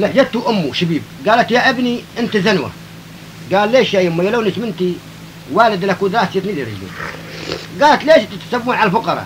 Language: Arabic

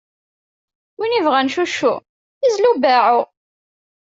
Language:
Kabyle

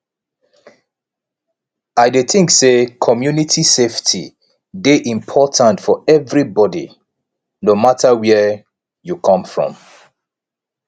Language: Nigerian Pidgin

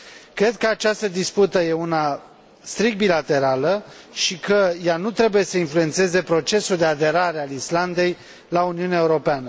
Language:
Romanian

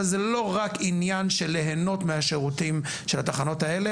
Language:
Hebrew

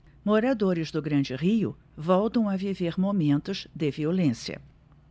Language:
Portuguese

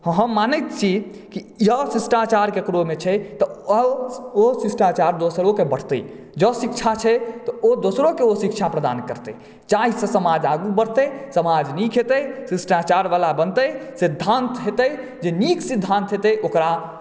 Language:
Maithili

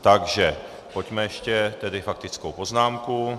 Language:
Czech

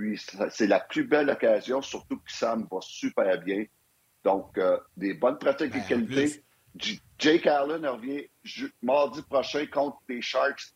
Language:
French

